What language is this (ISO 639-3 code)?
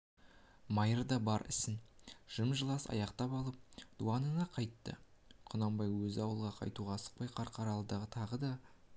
kaz